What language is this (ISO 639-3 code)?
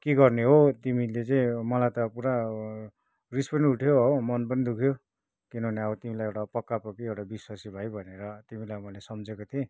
nep